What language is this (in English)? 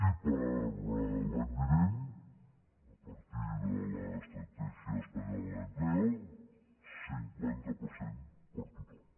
Catalan